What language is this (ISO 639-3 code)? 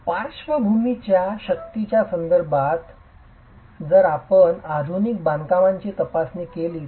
mar